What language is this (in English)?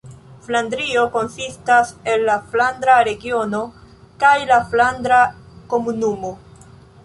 Esperanto